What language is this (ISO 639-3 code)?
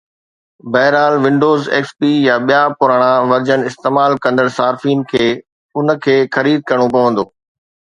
snd